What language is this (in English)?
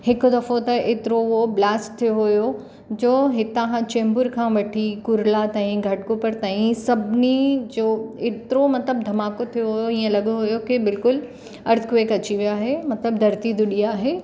Sindhi